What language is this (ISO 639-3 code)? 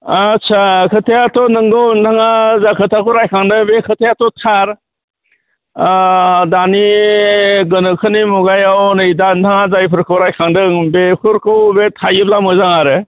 brx